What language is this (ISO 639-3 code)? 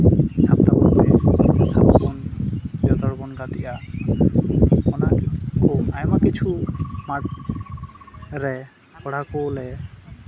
sat